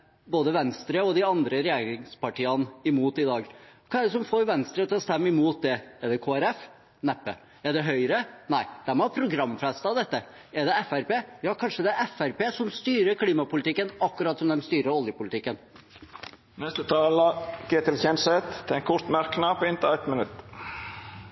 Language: Norwegian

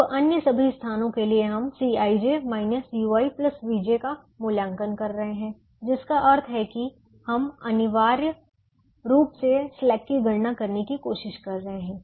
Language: Hindi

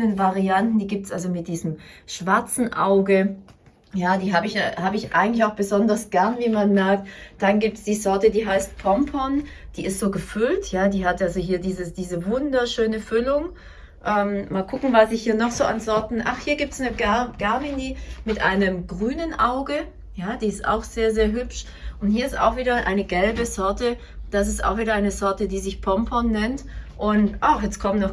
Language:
German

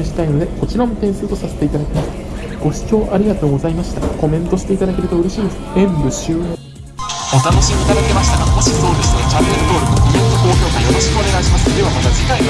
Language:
Japanese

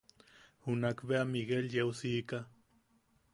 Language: Yaqui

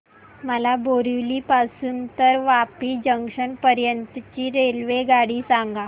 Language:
Marathi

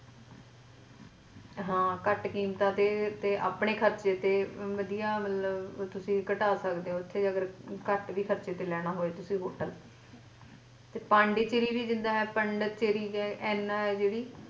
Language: Punjabi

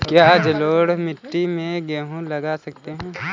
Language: Hindi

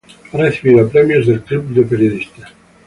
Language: Spanish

